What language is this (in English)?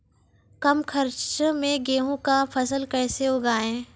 Maithili